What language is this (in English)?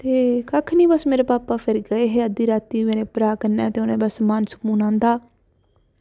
Dogri